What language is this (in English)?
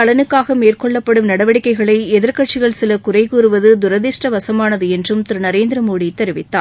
Tamil